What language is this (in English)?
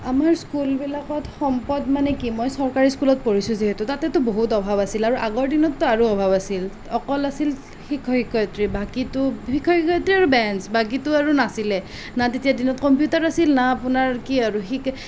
Assamese